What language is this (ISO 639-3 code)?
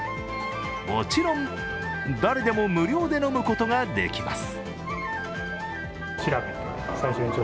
jpn